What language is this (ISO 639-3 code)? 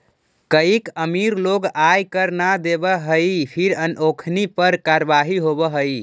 mag